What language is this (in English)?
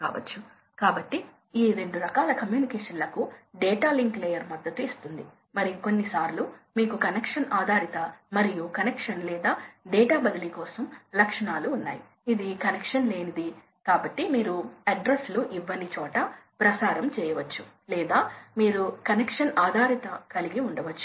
Telugu